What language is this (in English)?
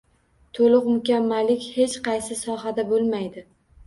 Uzbek